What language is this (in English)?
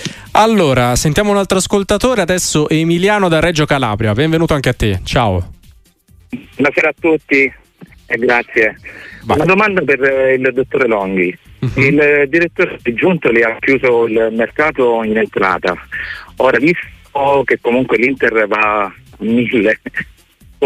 Italian